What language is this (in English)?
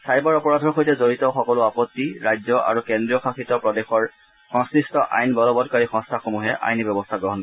Assamese